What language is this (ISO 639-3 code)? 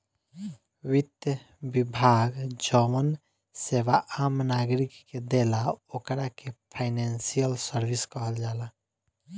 bho